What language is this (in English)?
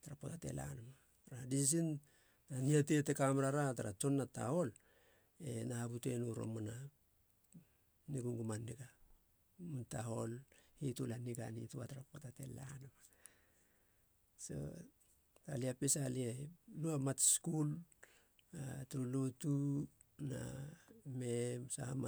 Halia